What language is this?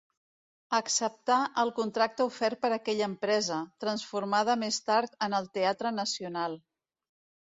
Catalan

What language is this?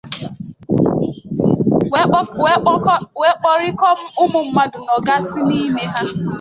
Igbo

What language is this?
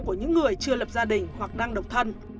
Vietnamese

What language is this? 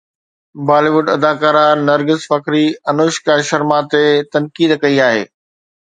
Sindhi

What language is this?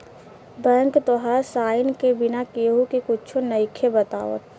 Bhojpuri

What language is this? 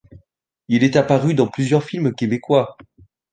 French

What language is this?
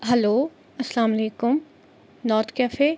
Kashmiri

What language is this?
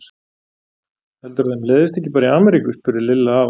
Icelandic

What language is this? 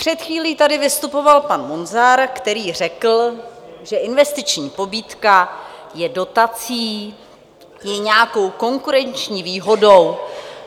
Czech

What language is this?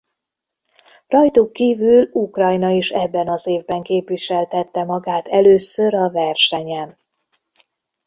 Hungarian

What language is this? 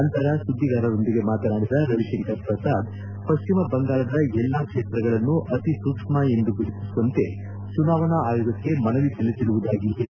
Kannada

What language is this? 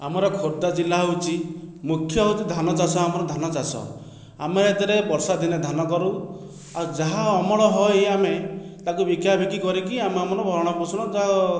Odia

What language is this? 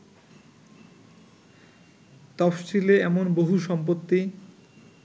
Bangla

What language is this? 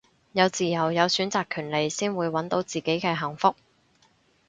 Cantonese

